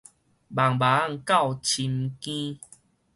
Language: Min Nan Chinese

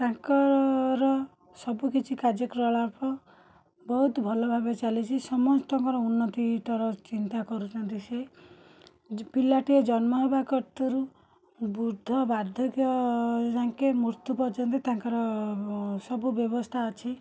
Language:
Odia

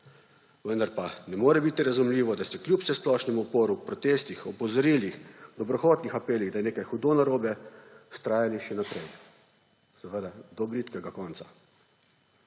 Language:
Slovenian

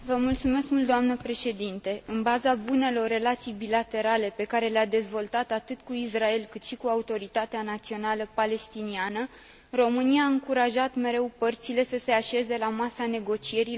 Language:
Romanian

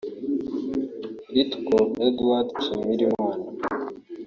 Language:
Kinyarwanda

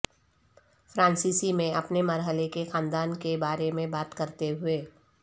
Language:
Urdu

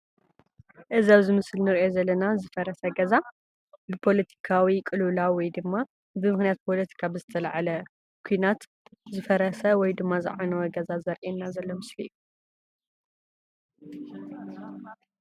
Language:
Tigrinya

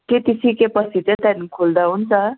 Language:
Nepali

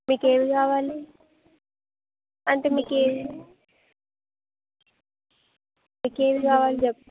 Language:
Telugu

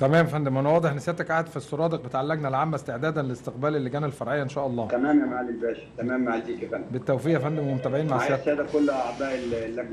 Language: Arabic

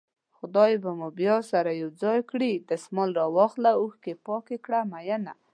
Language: Pashto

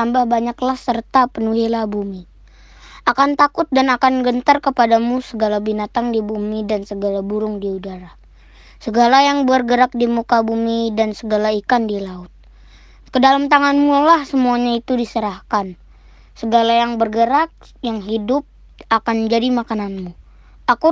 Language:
Indonesian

